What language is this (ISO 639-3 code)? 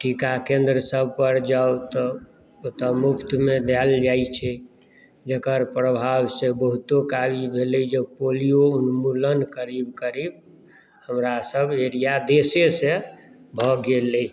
mai